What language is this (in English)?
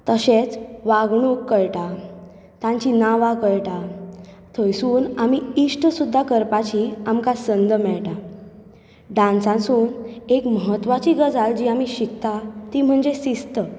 Konkani